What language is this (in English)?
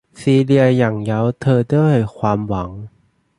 Thai